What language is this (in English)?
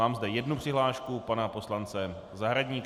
Czech